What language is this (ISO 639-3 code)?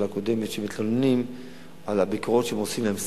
heb